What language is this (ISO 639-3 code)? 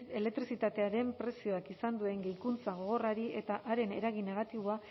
eus